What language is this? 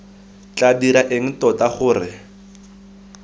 Tswana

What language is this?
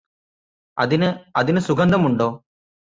Malayalam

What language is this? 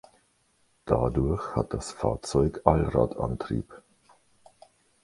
German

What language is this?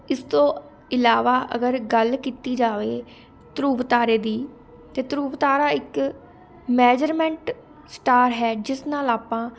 Punjabi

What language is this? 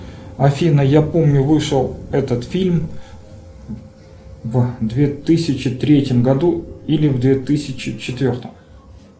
Russian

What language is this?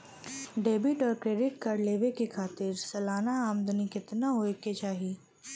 Bhojpuri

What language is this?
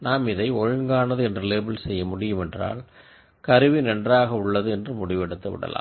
Tamil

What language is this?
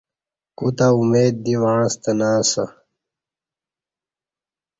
Kati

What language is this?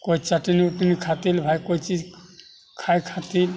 Maithili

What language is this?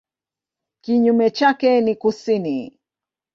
Swahili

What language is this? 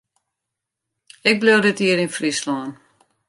Western Frisian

